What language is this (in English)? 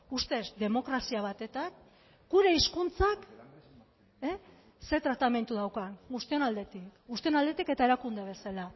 Basque